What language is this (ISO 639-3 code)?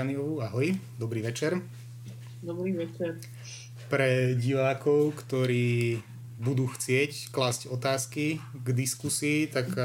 slk